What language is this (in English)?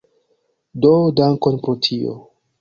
Esperanto